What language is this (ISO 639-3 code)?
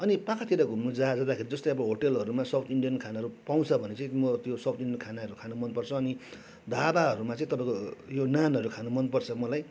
nep